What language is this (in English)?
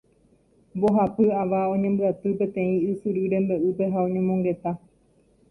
Guarani